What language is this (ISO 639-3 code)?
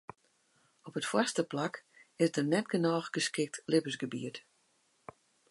fry